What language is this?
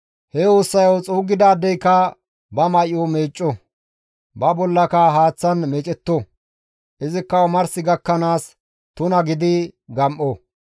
Gamo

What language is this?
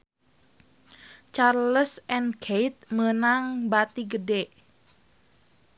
Sundanese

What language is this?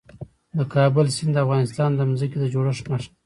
Pashto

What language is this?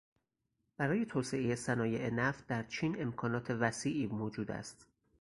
Persian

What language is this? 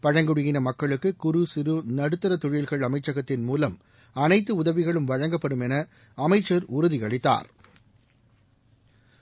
Tamil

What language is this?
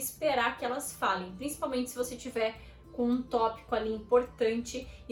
Portuguese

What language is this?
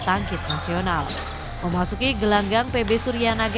Indonesian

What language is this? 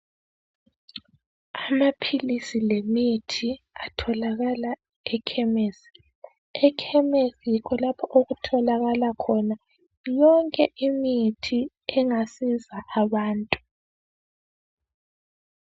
North Ndebele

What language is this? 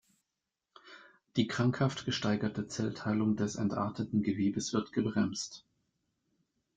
German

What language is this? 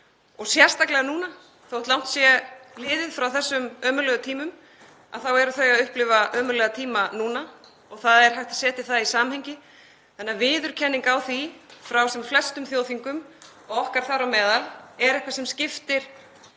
Icelandic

